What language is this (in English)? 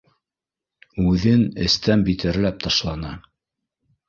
Bashkir